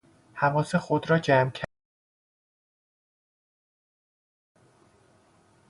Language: Persian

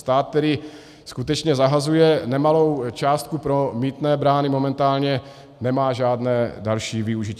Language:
Czech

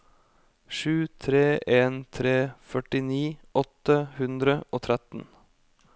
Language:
Norwegian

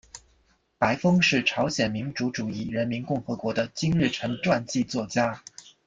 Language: Chinese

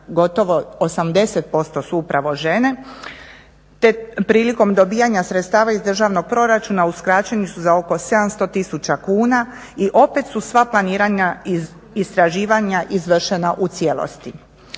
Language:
Croatian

